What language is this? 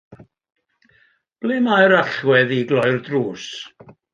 Welsh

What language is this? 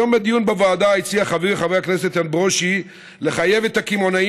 Hebrew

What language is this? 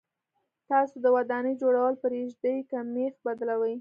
Pashto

